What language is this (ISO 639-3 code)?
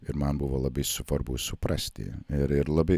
lit